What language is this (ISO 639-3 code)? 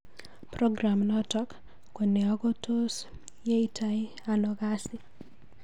kln